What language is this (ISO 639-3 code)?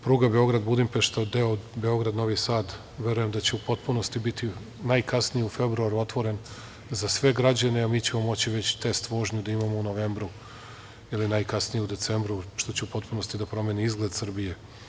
srp